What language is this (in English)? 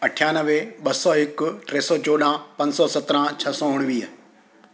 Sindhi